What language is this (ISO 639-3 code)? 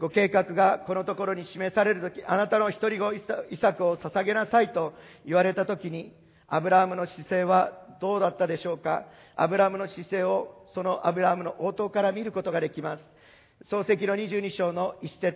jpn